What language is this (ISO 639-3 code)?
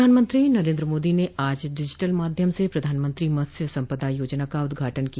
hin